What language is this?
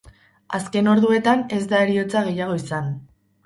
Basque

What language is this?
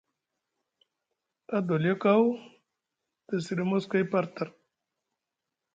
Musgu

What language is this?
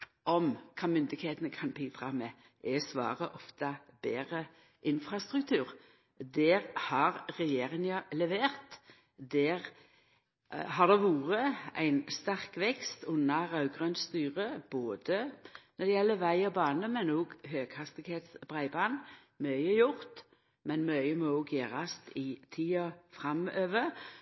Norwegian Nynorsk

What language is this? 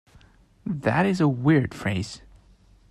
English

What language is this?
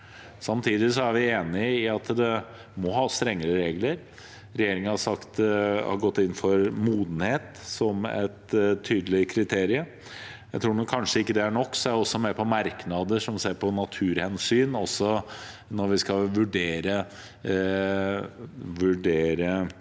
Norwegian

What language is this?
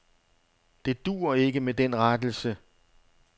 Danish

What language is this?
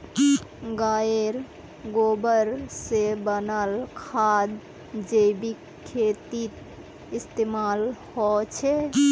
Magahi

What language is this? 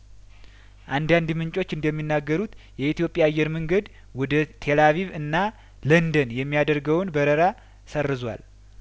Amharic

